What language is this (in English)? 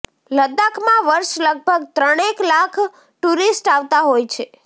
Gujarati